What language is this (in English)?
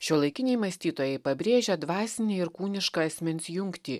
Lithuanian